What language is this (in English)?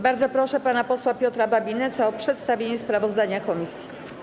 Polish